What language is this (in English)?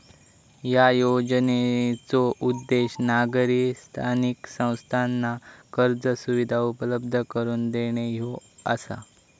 Marathi